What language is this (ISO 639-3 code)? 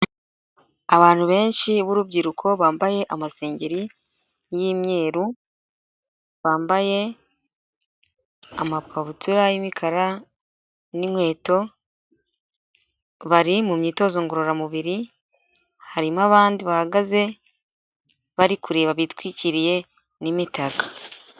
kin